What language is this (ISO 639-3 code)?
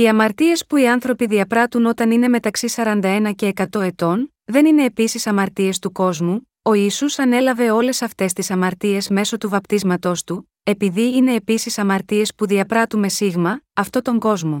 ell